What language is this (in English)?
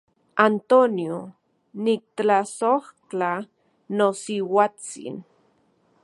Central Puebla Nahuatl